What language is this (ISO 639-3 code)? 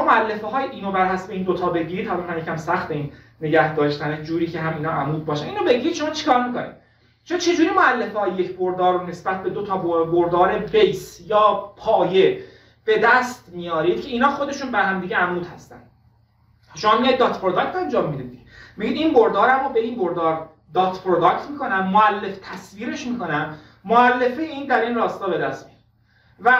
fas